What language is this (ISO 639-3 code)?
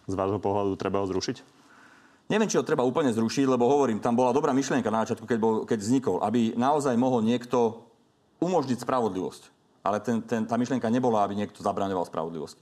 slk